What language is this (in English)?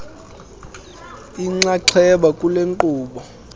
Xhosa